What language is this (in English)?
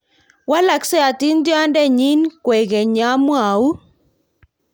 Kalenjin